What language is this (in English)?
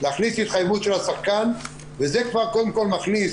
Hebrew